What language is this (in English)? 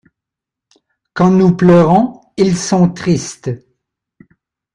French